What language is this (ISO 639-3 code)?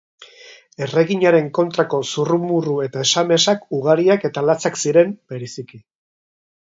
eus